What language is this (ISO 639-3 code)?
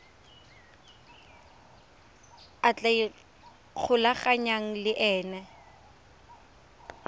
tsn